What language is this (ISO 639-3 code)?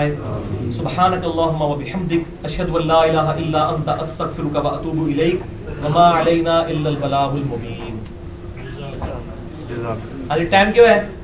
urd